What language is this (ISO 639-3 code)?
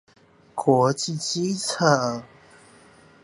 zho